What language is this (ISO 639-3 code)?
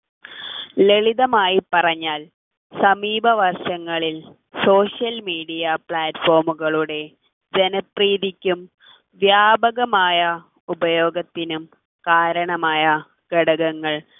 mal